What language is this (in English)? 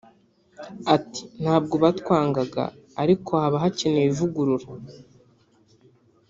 Kinyarwanda